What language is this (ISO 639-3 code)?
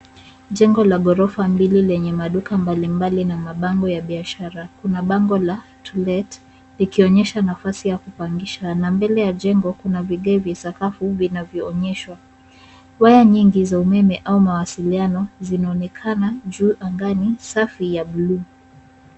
swa